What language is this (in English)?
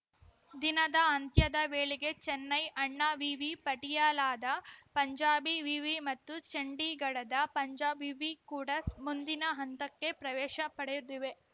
Kannada